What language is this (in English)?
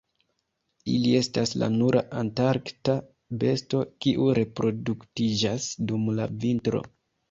Esperanto